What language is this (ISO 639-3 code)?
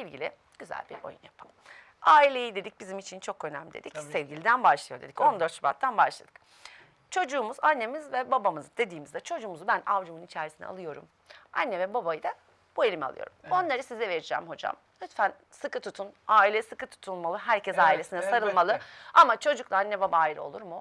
tur